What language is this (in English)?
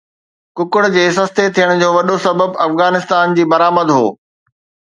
Sindhi